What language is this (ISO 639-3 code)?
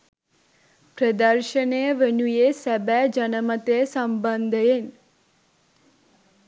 sin